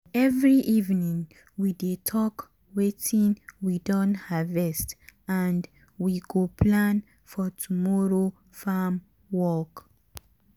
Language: Nigerian Pidgin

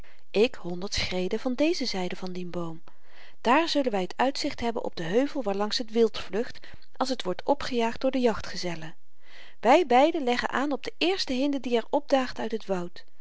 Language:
Dutch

